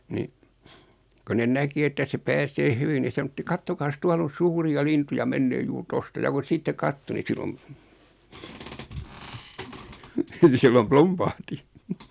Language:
Finnish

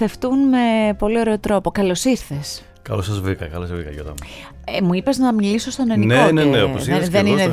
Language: Greek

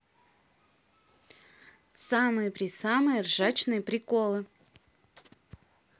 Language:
Russian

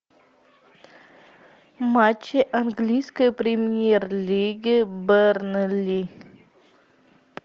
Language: Russian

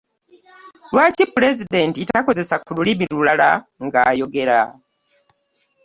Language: Ganda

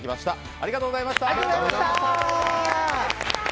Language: Japanese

